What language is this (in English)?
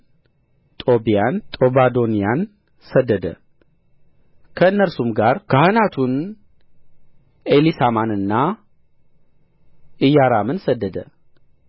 Amharic